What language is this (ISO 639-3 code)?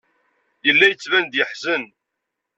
kab